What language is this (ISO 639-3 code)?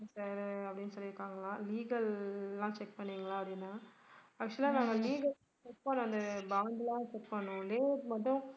tam